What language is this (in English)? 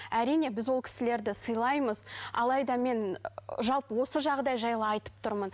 Kazakh